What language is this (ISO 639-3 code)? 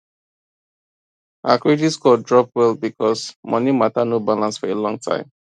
pcm